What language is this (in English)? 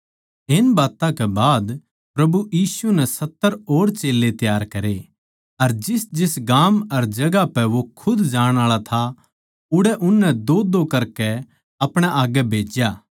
Haryanvi